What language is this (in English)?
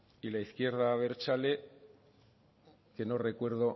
Spanish